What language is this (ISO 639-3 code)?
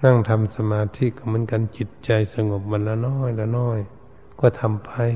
tha